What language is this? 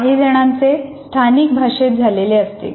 Marathi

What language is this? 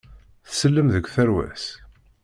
Kabyle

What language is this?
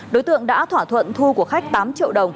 Vietnamese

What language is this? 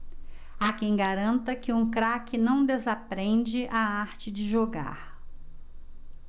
Portuguese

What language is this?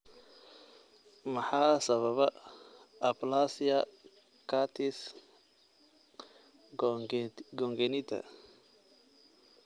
Somali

